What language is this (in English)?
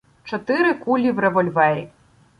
Ukrainian